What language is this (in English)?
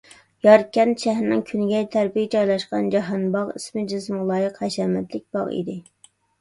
Uyghur